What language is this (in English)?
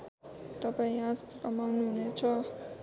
Nepali